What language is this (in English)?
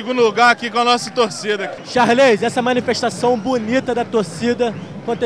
Portuguese